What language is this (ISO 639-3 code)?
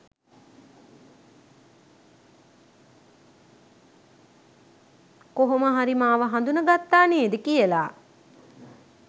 sin